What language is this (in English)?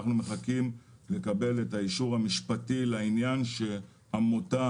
Hebrew